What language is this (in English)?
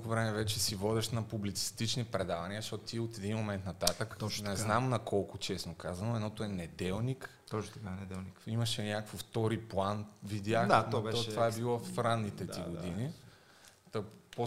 Bulgarian